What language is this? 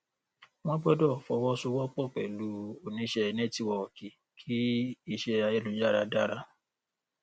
Yoruba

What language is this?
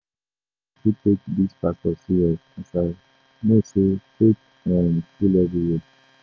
Nigerian Pidgin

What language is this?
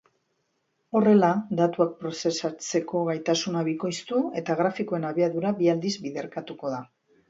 Basque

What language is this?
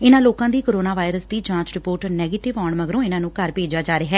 Punjabi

